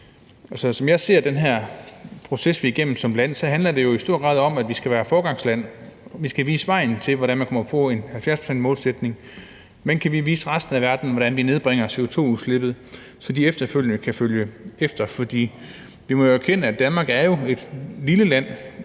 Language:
Danish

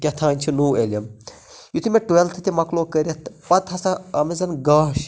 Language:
Kashmiri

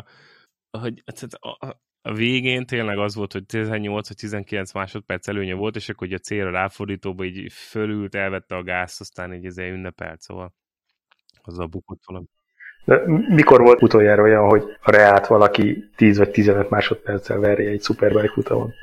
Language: Hungarian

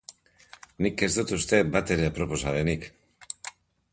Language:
Basque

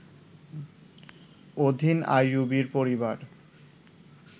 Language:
Bangla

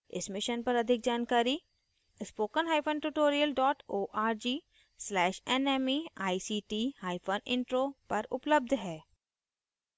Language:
Hindi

